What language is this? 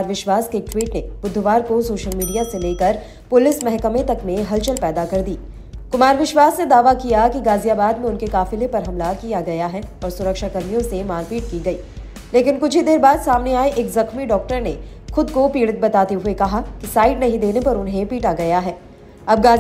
Hindi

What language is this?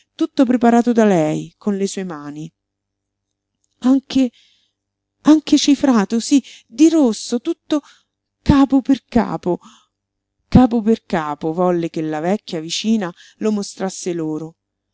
Italian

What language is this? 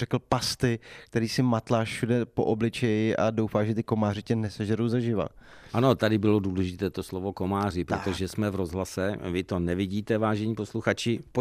Czech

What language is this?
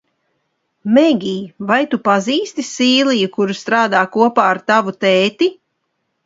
Latvian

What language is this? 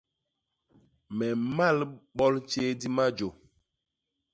Basaa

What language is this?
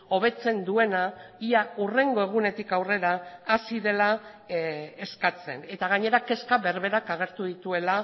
Basque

